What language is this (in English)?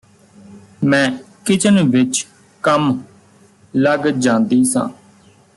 Punjabi